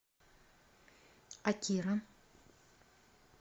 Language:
Russian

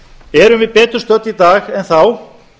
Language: Icelandic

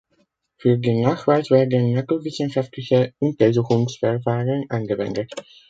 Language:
German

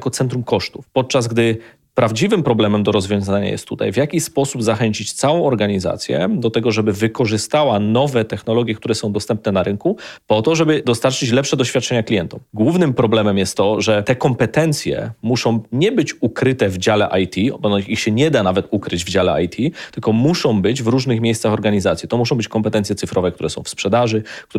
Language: Polish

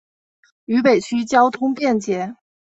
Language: Chinese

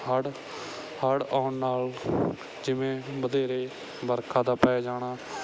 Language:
Punjabi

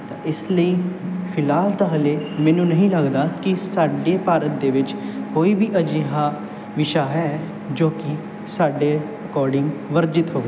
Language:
Punjabi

